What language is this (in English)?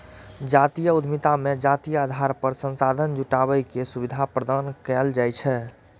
Maithili